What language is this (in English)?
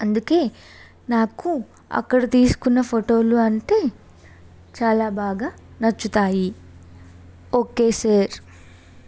Telugu